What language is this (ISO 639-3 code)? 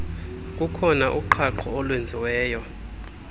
xho